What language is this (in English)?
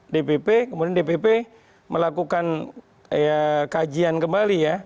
Indonesian